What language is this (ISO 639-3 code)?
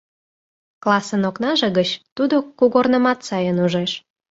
chm